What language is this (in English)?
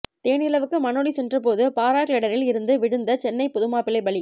Tamil